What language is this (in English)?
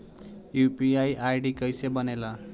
Bhojpuri